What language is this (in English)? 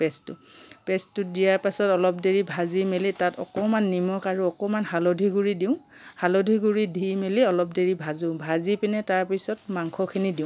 Assamese